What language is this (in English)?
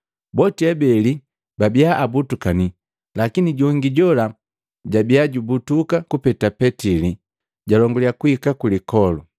Matengo